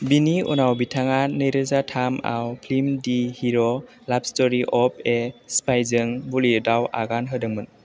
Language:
Bodo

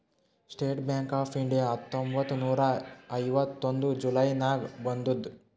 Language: Kannada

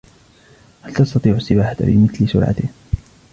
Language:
Arabic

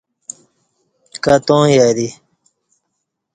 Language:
Kati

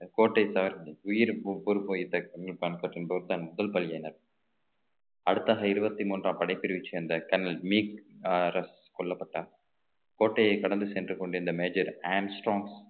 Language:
Tamil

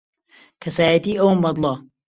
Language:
Central Kurdish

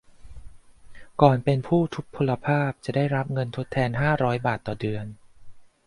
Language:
Thai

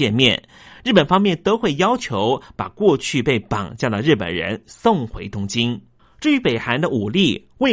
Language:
Chinese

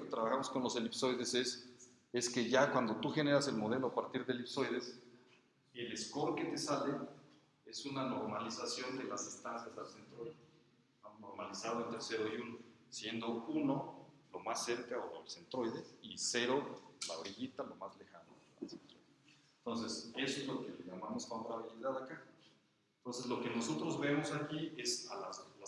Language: Spanish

